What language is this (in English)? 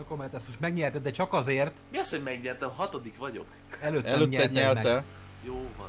Hungarian